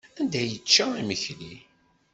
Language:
Kabyle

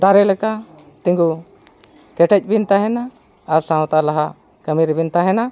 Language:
Santali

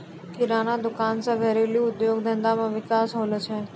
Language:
Maithili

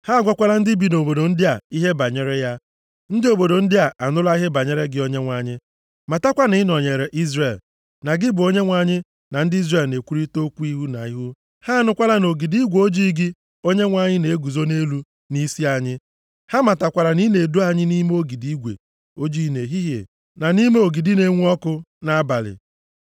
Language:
Igbo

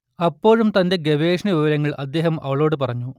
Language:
Malayalam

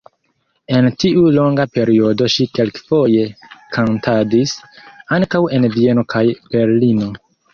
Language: Esperanto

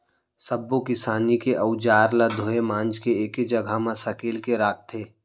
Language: Chhattisgarhi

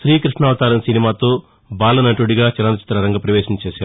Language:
Telugu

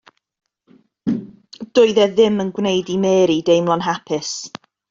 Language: Welsh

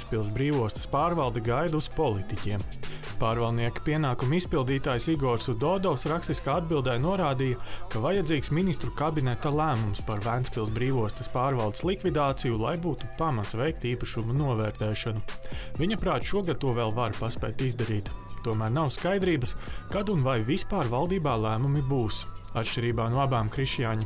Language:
Latvian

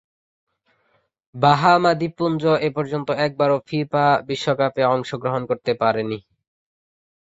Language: Bangla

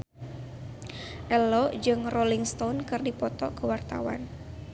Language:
Sundanese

